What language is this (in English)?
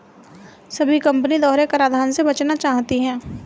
Hindi